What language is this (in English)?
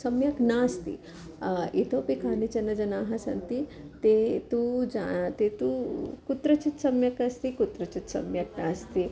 Sanskrit